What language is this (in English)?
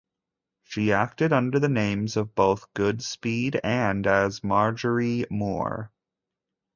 English